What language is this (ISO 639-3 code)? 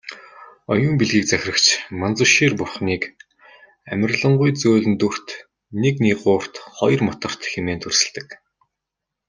mon